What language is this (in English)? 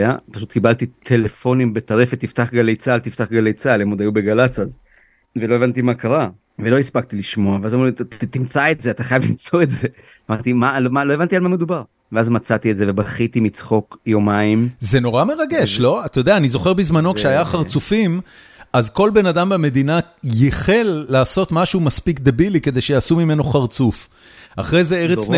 Hebrew